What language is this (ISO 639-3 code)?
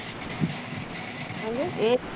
pan